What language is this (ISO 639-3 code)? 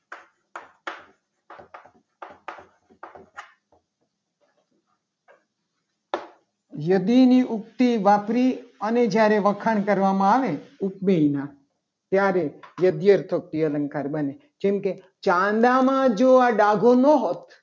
guj